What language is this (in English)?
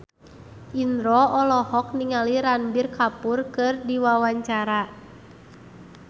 Sundanese